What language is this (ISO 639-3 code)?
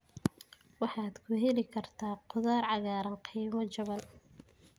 som